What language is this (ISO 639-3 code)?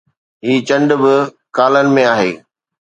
snd